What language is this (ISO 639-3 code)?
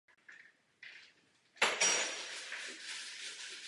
ces